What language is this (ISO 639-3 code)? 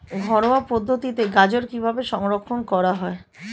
ben